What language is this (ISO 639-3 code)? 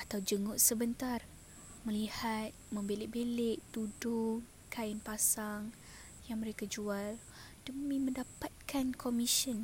msa